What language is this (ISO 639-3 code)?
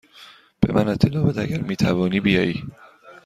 fas